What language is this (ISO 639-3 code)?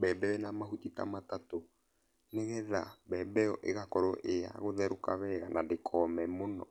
kik